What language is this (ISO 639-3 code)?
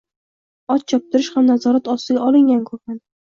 uzb